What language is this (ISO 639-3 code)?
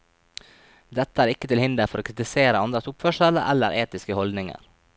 nor